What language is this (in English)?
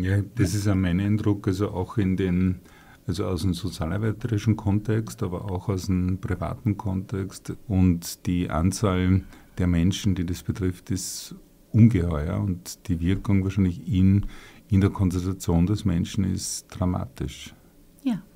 German